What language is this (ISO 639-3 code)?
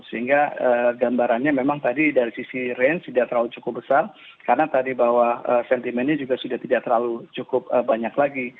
ind